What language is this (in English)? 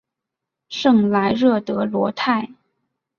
Chinese